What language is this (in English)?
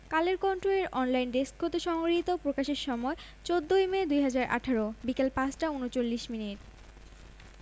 Bangla